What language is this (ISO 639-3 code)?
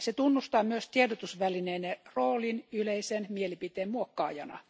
fin